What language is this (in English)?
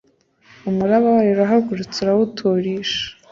Kinyarwanda